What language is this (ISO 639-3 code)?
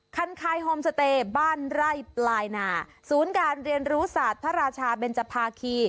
tha